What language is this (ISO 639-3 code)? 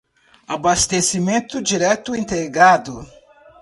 por